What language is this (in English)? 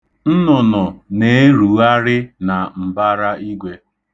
Igbo